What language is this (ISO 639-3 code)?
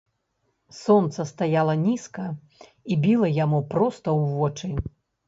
bel